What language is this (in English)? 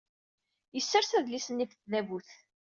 Kabyle